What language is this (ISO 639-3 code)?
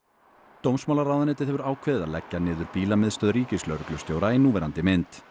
isl